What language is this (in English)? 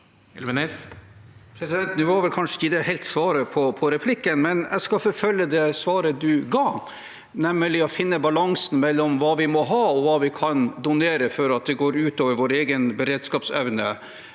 Norwegian